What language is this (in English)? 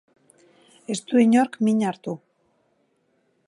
Basque